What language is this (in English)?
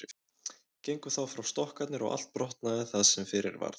Icelandic